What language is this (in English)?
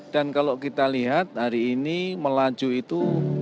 Indonesian